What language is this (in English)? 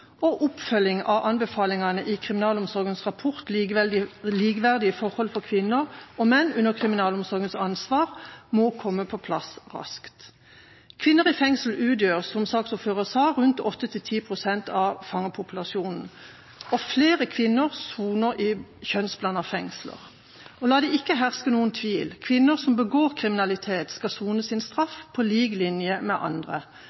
Norwegian Bokmål